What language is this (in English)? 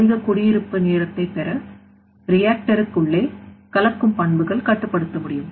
Tamil